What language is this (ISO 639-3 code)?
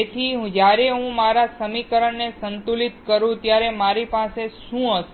guj